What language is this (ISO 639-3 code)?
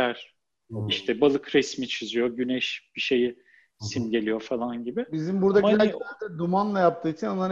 tur